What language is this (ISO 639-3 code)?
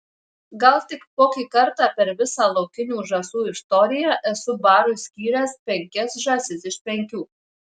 lit